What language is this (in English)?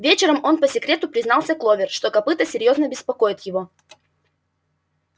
Russian